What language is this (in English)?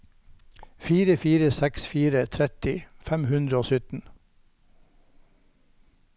Norwegian